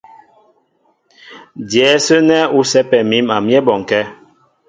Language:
Mbo (Cameroon)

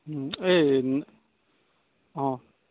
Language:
Assamese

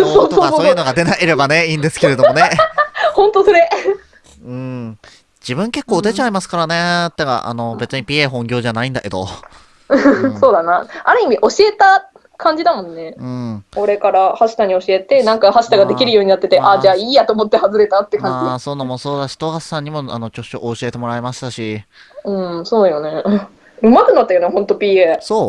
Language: Japanese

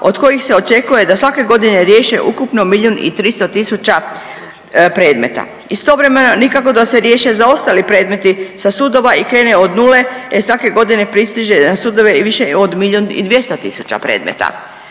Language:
Croatian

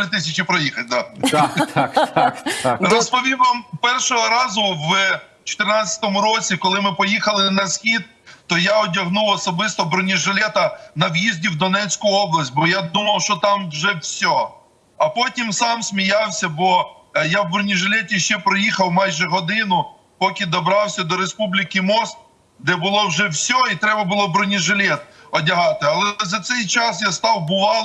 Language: Ukrainian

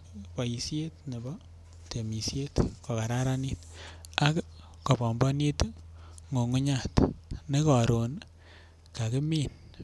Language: Kalenjin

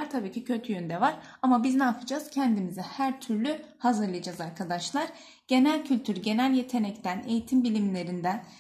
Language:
Turkish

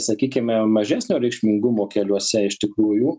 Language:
Lithuanian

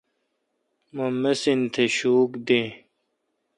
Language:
Kalkoti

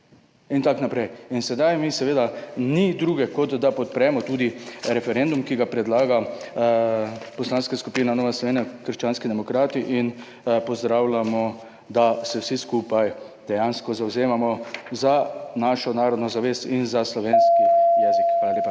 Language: Slovenian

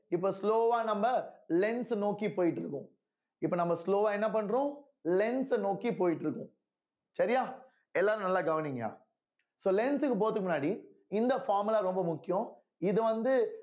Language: Tamil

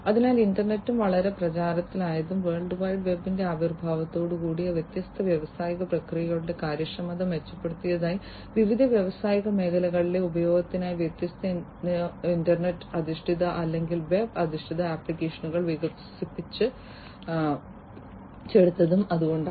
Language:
Malayalam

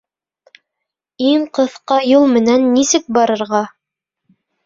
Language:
Bashkir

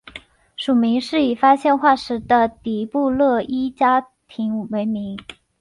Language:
Chinese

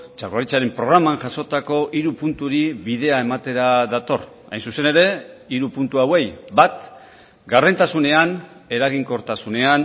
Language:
Basque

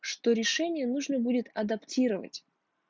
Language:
Russian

